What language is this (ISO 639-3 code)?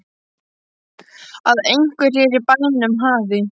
isl